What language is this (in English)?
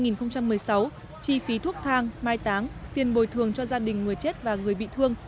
Vietnamese